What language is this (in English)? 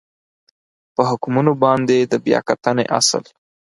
Pashto